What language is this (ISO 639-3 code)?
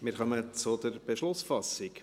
gsw